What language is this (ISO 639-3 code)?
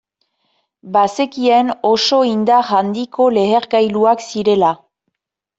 eus